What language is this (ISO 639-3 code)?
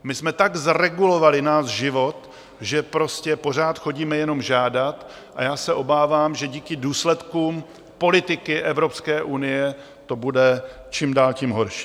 ces